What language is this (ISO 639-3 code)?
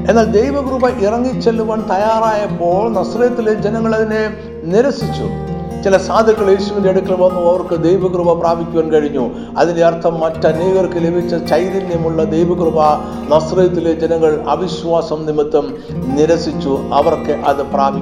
mal